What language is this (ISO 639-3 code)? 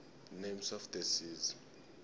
nbl